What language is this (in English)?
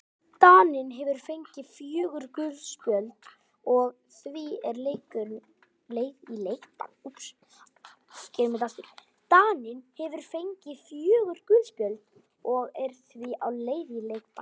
Icelandic